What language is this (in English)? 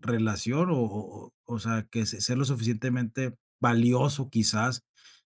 Spanish